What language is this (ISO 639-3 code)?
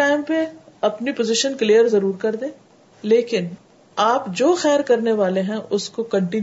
urd